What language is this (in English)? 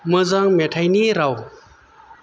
Bodo